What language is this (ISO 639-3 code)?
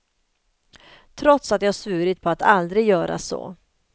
swe